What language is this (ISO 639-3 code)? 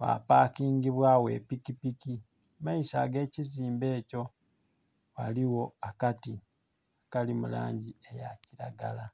xog